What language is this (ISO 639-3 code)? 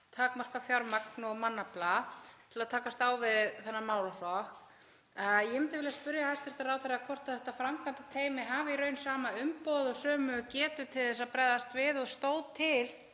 isl